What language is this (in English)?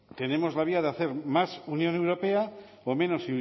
Spanish